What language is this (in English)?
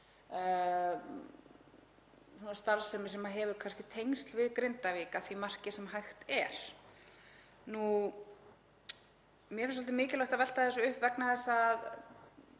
Icelandic